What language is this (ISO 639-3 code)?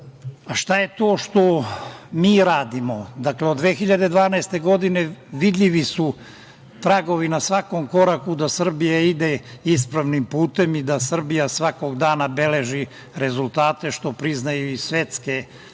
srp